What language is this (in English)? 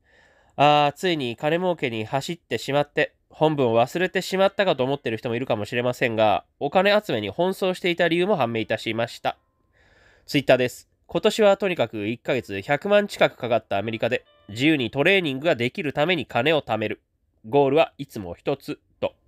Japanese